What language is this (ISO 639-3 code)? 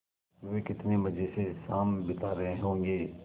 hin